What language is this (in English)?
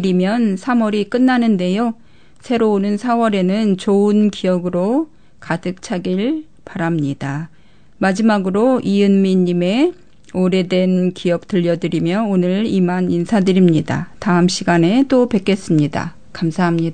Korean